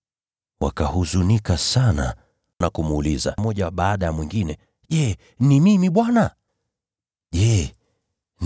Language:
Swahili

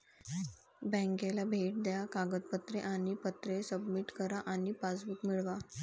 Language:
Marathi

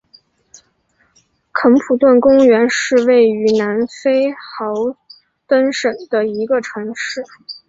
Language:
Chinese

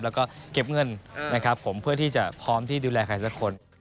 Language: Thai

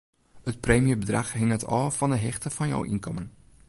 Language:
Western Frisian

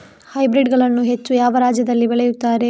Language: Kannada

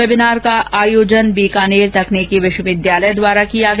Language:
Hindi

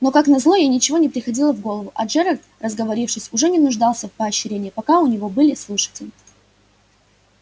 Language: Russian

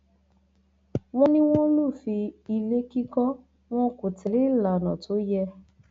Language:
Yoruba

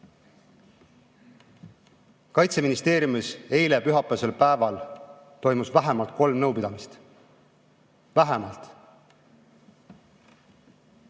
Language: Estonian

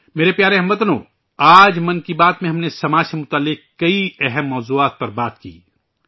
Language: Urdu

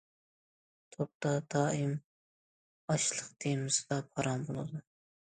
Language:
Uyghur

